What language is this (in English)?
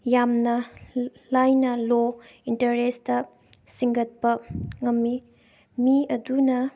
Manipuri